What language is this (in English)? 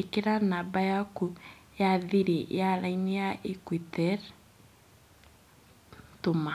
Kikuyu